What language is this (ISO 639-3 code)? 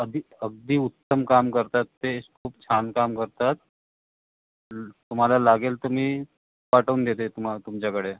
mar